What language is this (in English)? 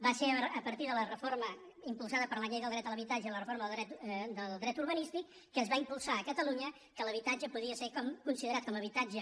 Catalan